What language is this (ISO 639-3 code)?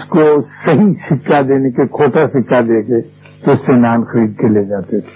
urd